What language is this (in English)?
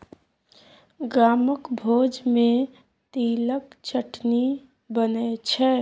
Maithili